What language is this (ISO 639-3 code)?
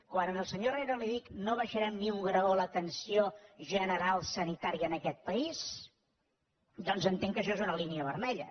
cat